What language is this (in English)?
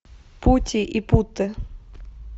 Russian